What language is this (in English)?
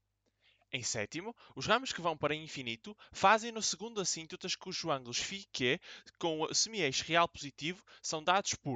Portuguese